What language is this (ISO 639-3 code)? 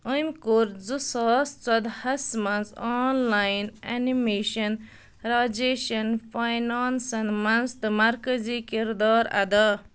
kas